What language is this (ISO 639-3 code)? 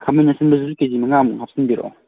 mni